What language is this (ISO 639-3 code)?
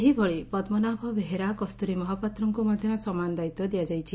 ori